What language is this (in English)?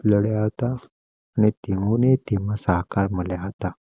Gujarati